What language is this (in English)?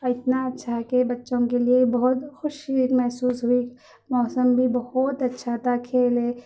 Urdu